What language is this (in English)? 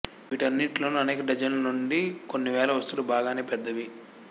Telugu